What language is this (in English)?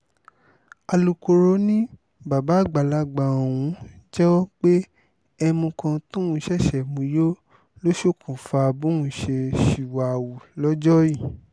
Yoruba